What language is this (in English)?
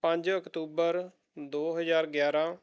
Punjabi